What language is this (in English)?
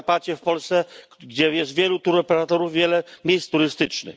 Polish